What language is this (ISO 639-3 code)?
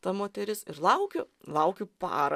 lit